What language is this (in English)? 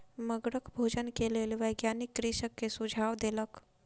Maithili